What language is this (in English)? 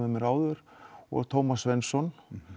Icelandic